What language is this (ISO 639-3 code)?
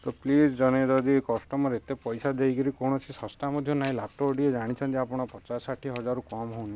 ori